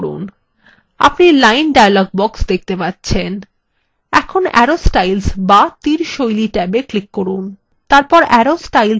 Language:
Bangla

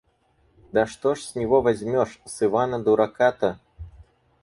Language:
Russian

